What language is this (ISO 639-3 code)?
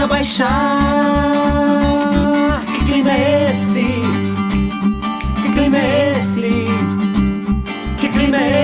por